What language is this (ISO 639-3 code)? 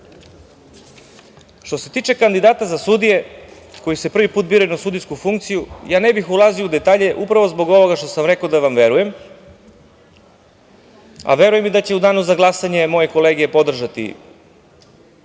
srp